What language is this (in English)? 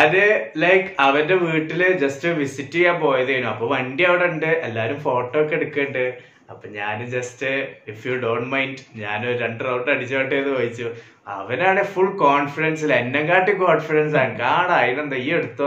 Malayalam